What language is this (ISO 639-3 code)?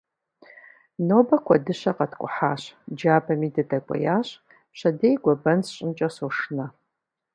kbd